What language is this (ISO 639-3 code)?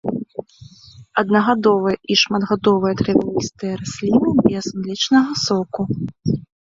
bel